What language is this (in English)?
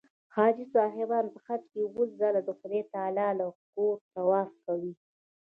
Pashto